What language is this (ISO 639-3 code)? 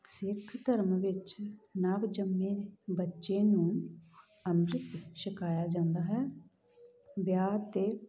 pan